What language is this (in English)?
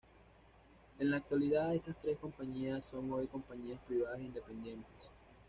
Spanish